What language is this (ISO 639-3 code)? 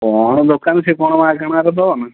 ori